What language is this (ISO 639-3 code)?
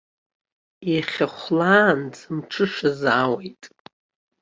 abk